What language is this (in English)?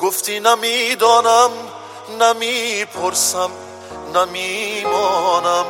Persian